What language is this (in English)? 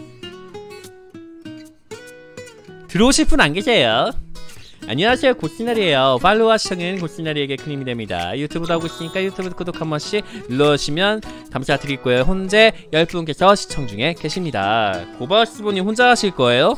Korean